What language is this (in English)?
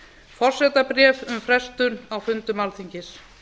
Icelandic